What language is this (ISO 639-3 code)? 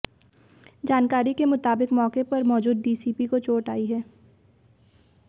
hin